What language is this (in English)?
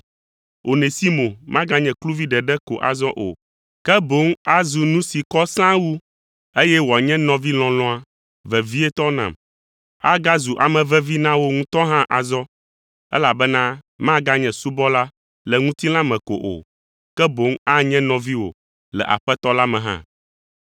Ewe